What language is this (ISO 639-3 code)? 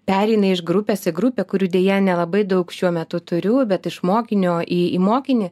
lit